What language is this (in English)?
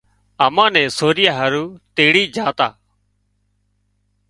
Wadiyara Koli